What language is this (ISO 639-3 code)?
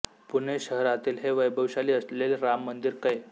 mar